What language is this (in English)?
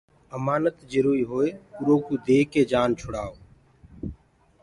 Gurgula